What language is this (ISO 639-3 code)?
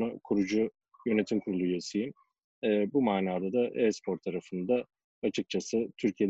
tur